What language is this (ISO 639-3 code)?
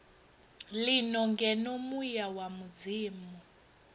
ven